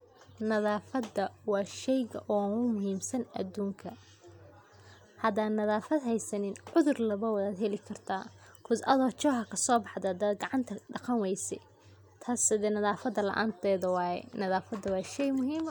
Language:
Somali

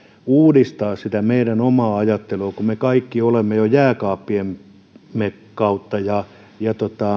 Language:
Finnish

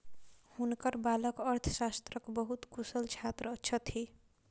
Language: Maithili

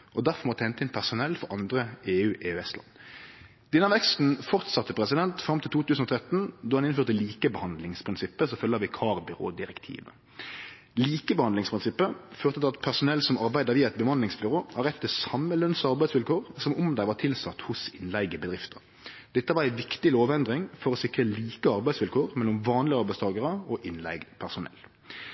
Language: Norwegian Nynorsk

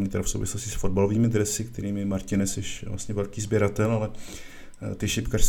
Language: Czech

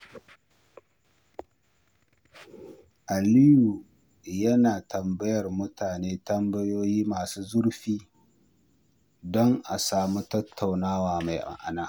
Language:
Hausa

